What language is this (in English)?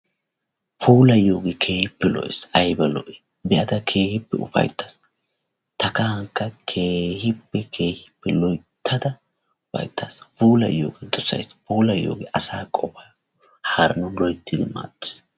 Wolaytta